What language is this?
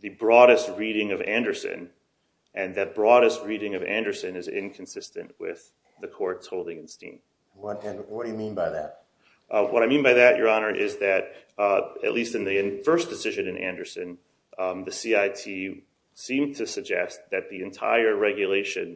English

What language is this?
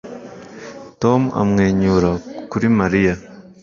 Kinyarwanda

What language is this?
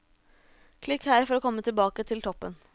Norwegian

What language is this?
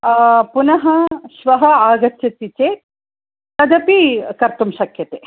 Sanskrit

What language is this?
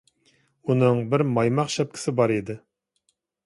Uyghur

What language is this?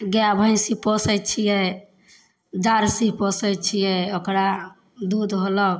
Maithili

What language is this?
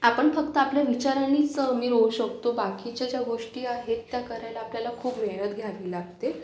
Marathi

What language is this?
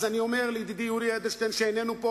Hebrew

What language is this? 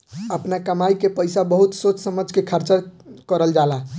Bhojpuri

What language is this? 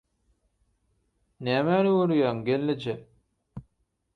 Turkmen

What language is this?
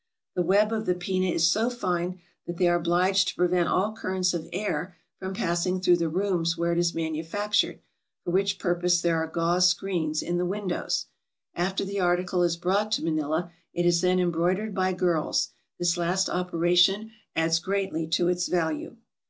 English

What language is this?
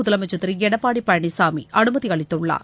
Tamil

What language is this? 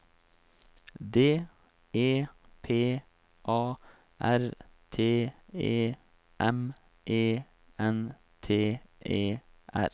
Norwegian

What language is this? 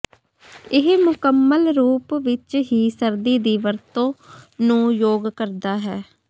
Punjabi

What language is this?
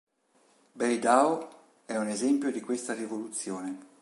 Italian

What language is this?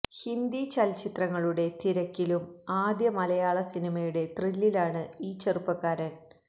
Malayalam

